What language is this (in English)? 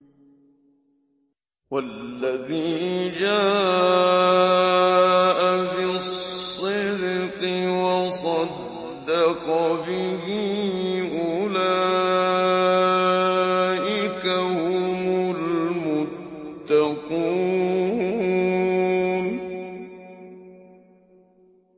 Arabic